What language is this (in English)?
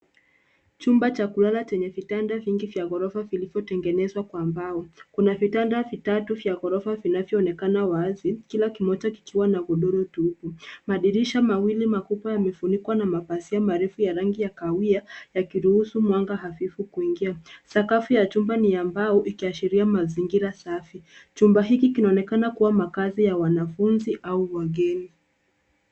Swahili